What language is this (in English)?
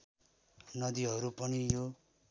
Nepali